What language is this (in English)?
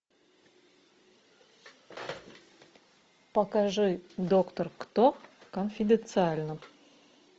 Russian